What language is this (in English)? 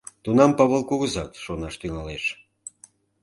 Mari